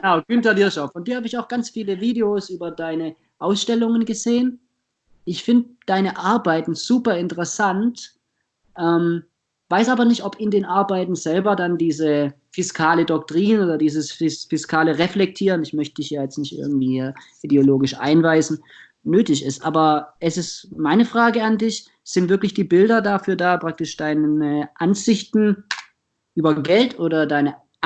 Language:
German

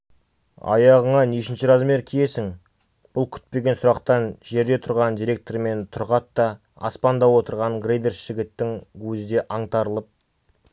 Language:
Kazakh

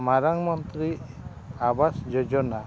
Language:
Santali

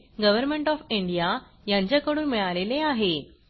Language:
Marathi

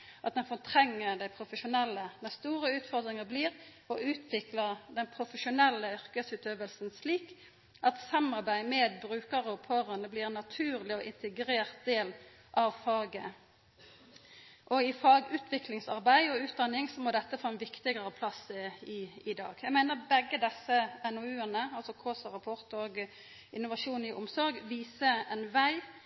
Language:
Norwegian Nynorsk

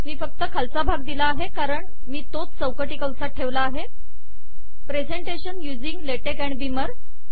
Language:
Marathi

